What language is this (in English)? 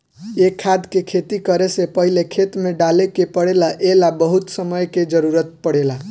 Bhojpuri